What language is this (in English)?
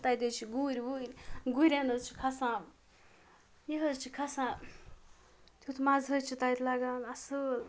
Kashmiri